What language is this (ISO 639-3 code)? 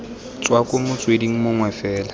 tsn